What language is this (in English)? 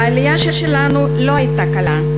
Hebrew